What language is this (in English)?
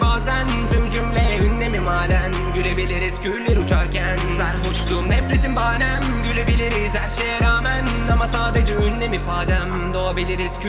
Turkish